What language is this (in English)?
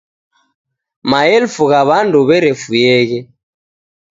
Taita